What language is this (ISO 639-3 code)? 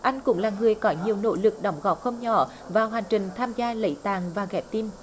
vie